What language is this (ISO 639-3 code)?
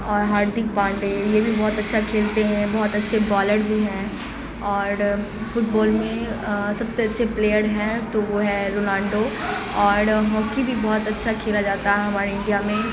urd